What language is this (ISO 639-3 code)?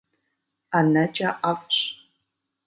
kbd